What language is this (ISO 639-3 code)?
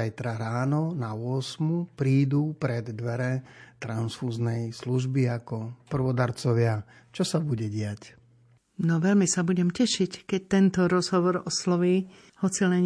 slk